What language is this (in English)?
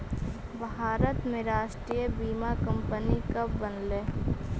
Magahi